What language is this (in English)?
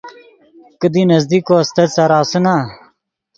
Yidgha